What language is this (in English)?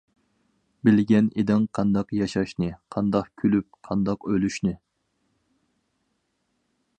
Uyghur